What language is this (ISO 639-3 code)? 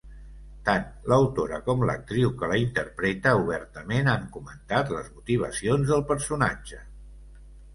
cat